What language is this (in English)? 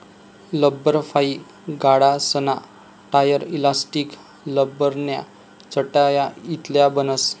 Marathi